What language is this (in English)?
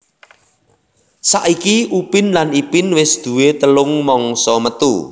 Javanese